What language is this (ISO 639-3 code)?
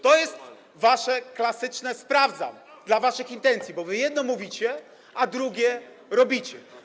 pol